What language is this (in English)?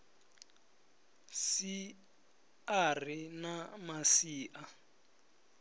Venda